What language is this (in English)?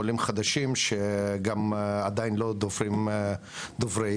Hebrew